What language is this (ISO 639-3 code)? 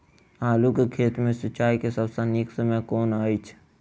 mai